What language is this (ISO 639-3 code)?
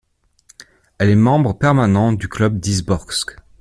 fra